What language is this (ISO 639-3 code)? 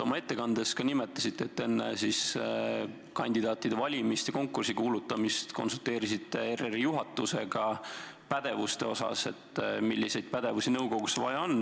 est